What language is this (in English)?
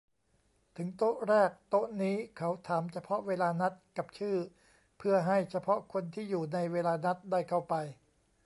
Thai